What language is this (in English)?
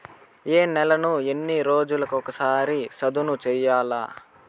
Telugu